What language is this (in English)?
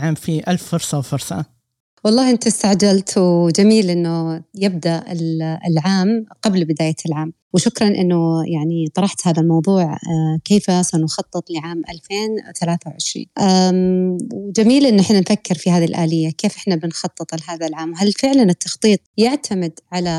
Arabic